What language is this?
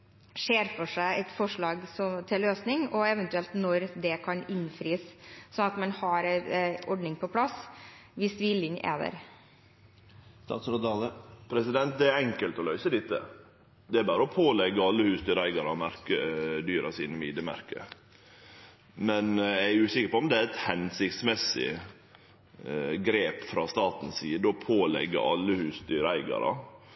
Norwegian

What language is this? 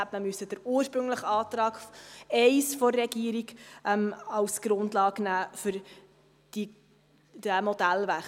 Swiss German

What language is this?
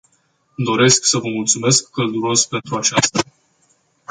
Romanian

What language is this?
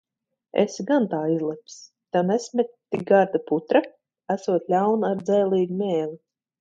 Latvian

